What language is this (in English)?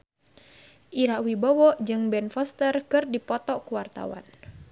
Sundanese